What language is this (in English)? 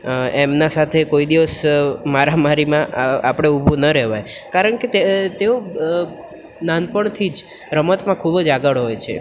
Gujarati